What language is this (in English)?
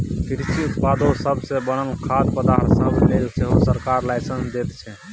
Maithili